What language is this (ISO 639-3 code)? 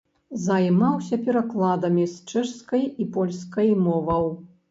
bel